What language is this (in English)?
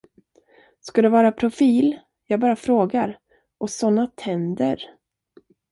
Swedish